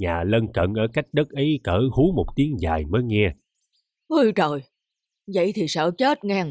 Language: Vietnamese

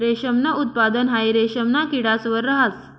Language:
Marathi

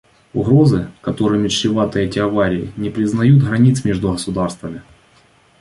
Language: Russian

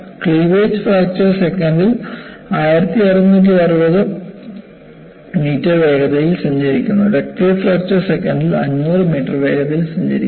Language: Malayalam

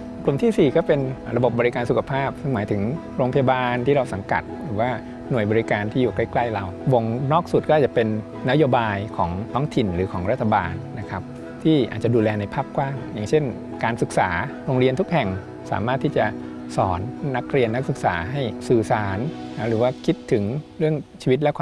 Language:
Thai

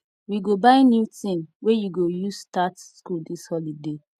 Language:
Nigerian Pidgin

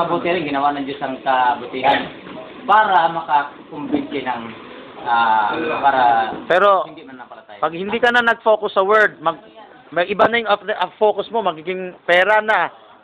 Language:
Filipino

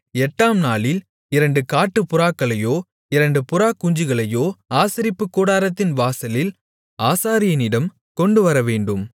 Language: Tamil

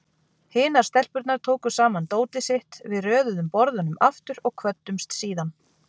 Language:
Icelandic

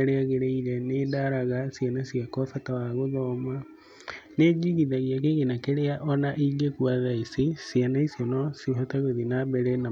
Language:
Kikuyu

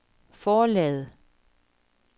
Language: Danish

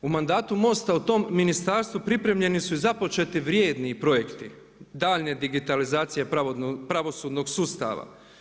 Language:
Croatian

